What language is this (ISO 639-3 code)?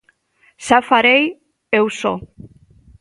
glg